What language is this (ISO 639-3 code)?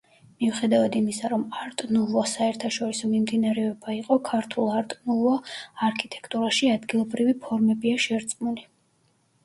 kat